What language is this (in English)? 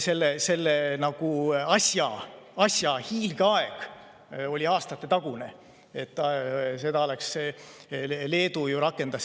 Estonian